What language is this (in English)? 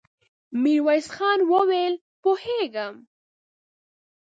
Pashto